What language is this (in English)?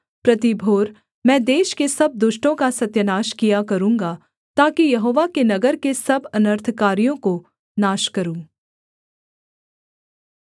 Hindi